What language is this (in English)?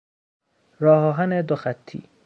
Persian